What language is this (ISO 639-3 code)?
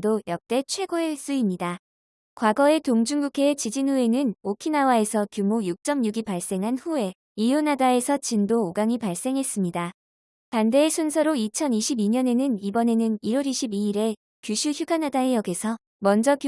kor